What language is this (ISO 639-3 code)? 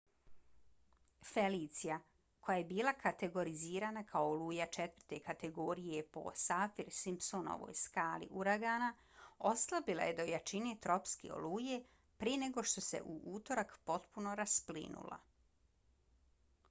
bos